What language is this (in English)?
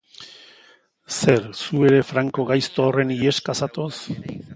Basque